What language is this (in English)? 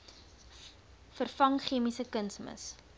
Afrikaans